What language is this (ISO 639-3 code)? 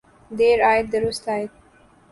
urd